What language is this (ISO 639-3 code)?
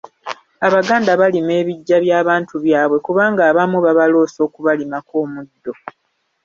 lug